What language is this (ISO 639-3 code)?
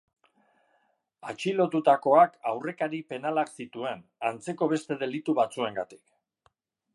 eus